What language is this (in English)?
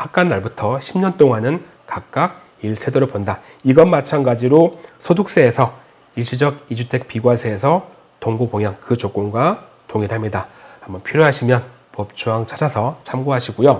Korean